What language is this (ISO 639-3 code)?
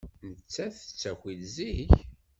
kab